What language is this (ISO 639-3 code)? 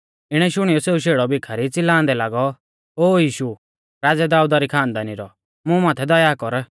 bfz